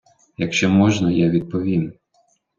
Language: Ukrainian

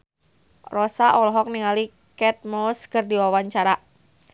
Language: Sundanese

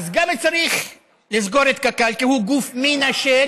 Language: Hebrew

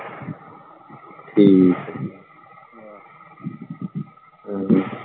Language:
Punjabi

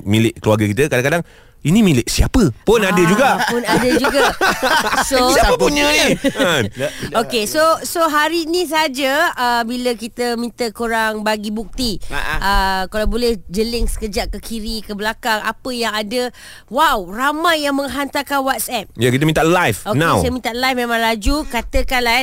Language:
Malay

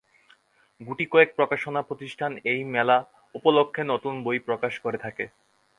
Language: Bangla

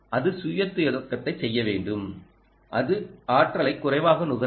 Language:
Tamil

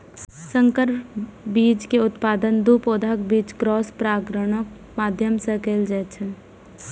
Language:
Maithili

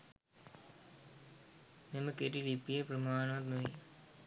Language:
Sinhala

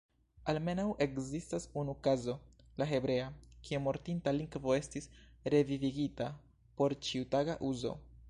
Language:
Esperanto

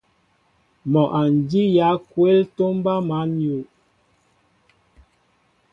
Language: Mbo (Cameroon)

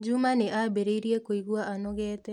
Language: Kikuyu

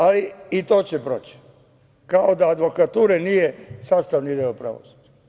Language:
Serbian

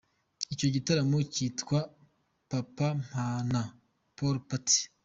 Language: Kinyarwanda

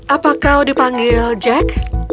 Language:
Indonesian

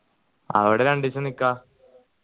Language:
Malayalam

